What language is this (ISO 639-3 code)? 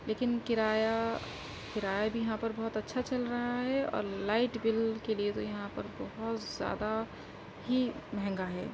urd